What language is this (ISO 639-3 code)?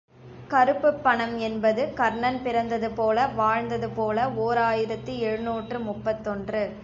tam